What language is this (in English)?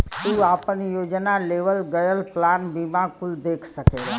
Bhojpuri